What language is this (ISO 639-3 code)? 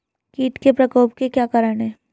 hin